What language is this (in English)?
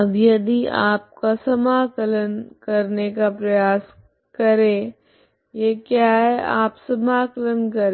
Hindi